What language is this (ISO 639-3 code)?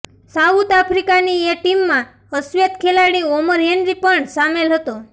guj